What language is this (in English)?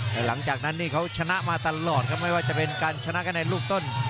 Thai